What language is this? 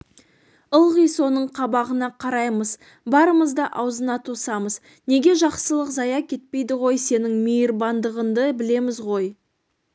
Kazakh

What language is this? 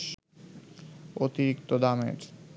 Bangla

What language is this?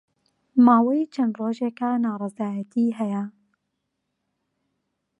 Central Kurdish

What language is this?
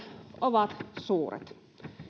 Finnish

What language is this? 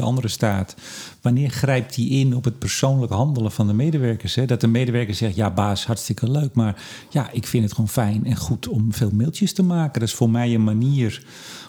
Dutch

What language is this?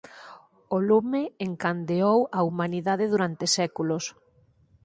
Galician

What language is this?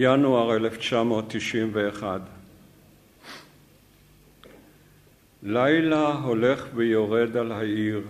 Hebrew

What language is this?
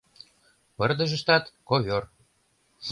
Mari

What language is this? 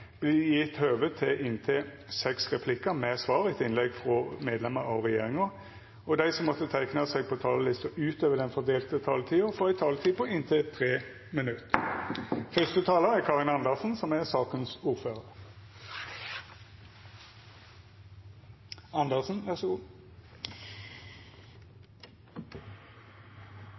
Norwegian Nynorsk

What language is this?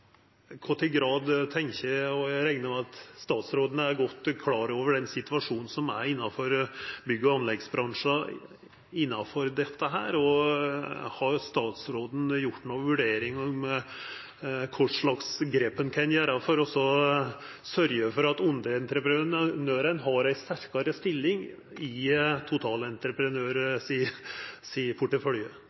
Norwegian Nynorsk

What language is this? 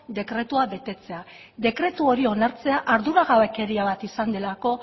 Basque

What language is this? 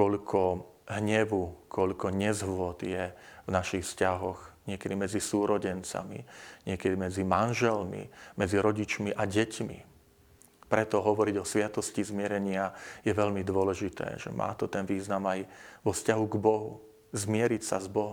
Slovak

